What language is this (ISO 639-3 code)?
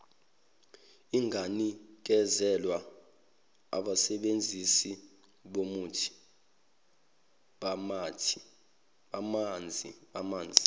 zul